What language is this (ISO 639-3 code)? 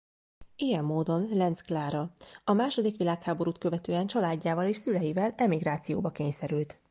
hun